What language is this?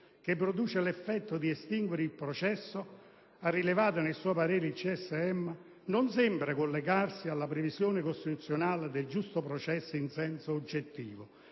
Italian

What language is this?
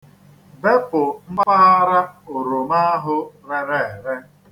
Igbo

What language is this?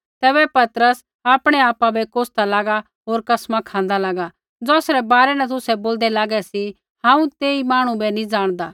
Kullu Pahari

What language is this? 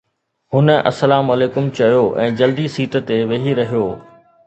Sindhi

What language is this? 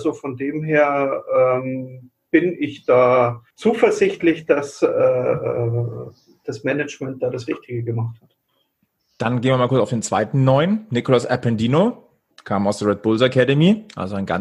German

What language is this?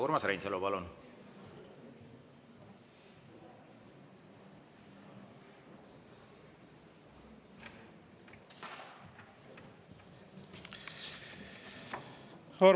Estonian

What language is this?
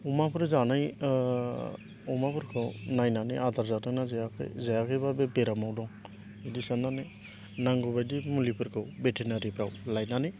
Bodo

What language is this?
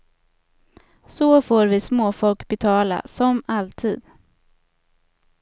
Swedish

